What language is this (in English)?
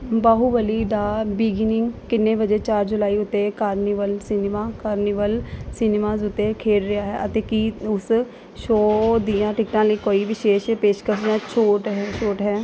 Punjabi